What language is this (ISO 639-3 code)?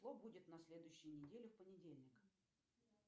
rus